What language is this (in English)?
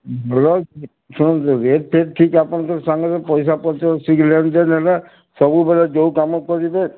Odia